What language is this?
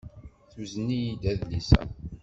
Kabyle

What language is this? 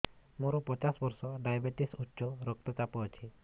Odia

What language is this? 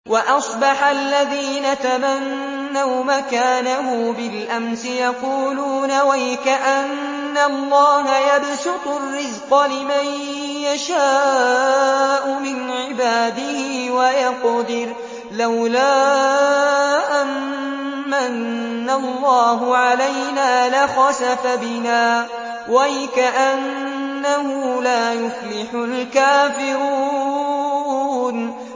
Arabic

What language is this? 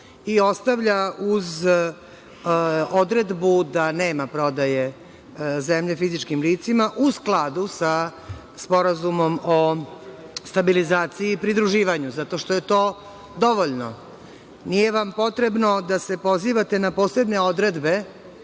Serbian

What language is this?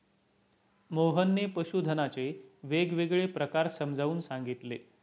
Marathi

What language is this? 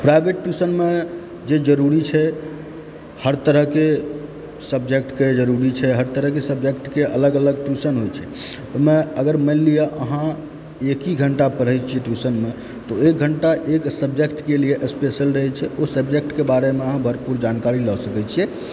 Maithili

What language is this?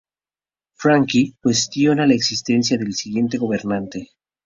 Spanish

